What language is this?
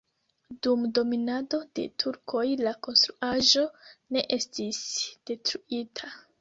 Esperanto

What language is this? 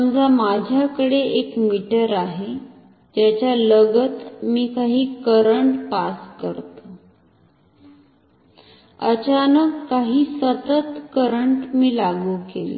Marathi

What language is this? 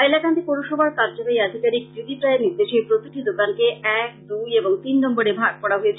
Bangla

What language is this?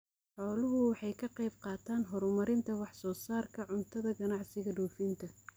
Somali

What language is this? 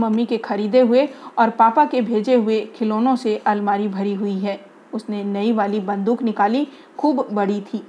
Hindi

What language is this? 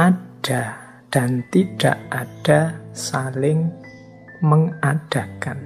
Indonesian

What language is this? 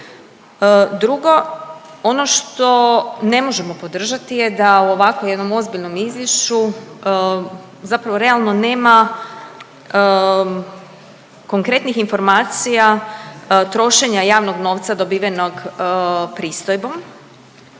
Croatian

